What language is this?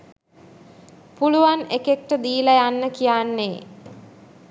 Sinhala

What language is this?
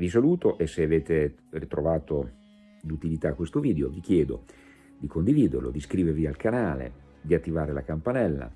Italian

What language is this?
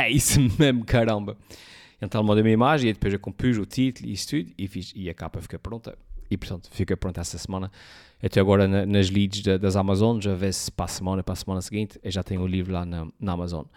Portuguese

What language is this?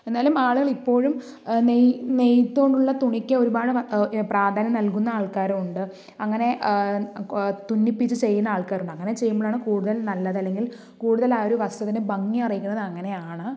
Malayalam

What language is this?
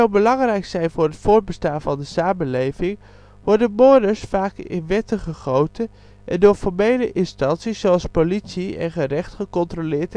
Dutch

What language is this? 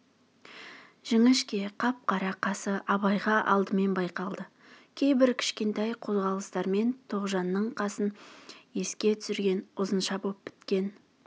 Kazakh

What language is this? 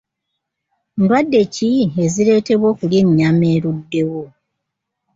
Ganda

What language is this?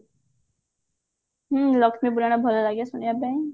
Odia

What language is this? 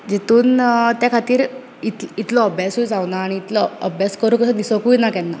Konkani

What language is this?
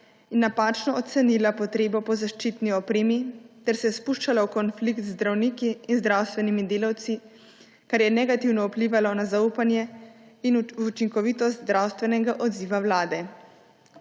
Slovenian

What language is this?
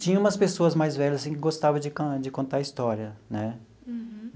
Portuguese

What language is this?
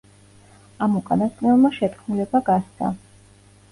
Georgian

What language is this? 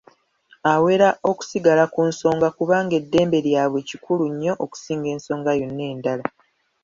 Ganda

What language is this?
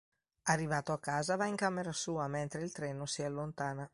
Italian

